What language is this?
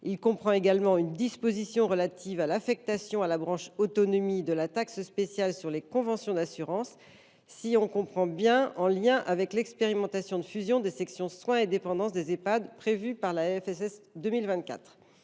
French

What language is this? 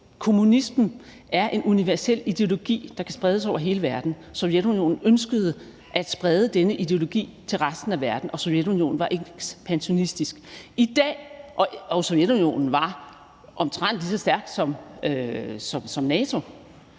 Danish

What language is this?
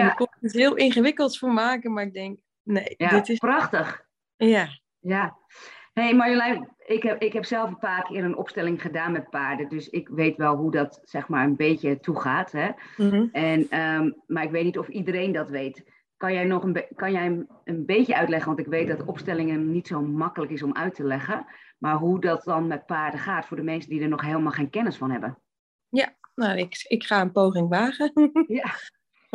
Dutch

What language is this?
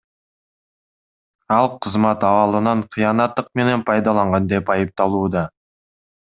Kyrgyz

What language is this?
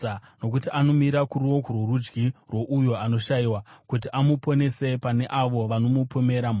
Shona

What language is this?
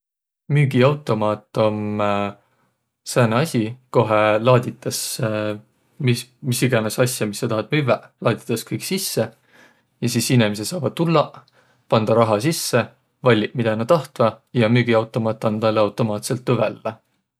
Võro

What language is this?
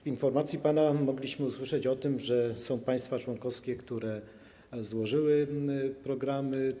Polish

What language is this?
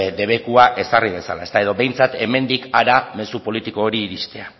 Basque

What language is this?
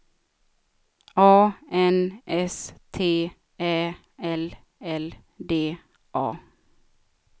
Swedish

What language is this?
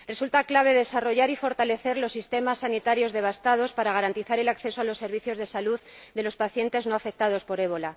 Spanish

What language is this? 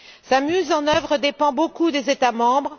French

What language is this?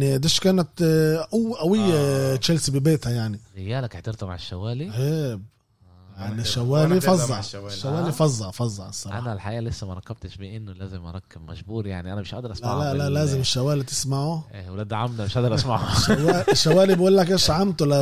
Arabic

